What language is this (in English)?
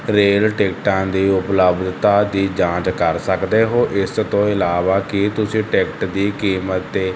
Punjabi